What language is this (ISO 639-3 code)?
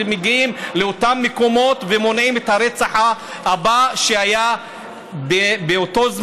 heb